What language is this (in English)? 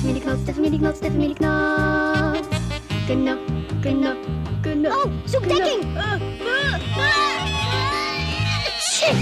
Dutch